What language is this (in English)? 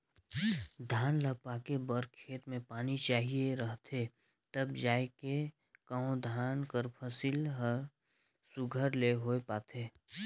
Chhattisgarhi